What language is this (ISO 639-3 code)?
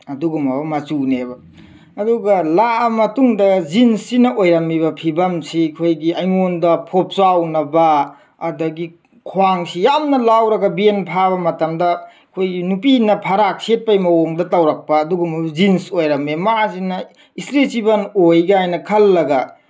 mni